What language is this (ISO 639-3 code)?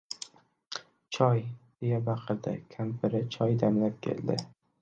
uzb